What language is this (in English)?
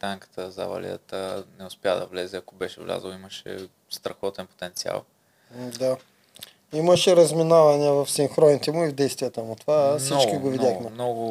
Bulgarian